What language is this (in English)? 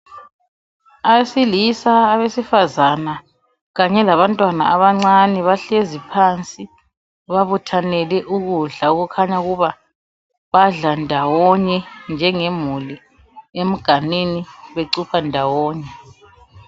North Ndebele